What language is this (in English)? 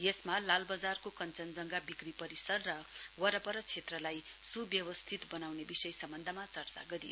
Nepali